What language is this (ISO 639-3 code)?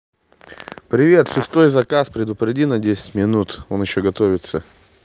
rus